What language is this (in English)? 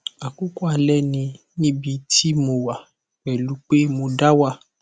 Yoruba